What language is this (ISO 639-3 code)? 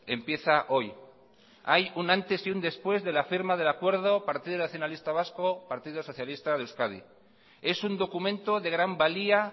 spa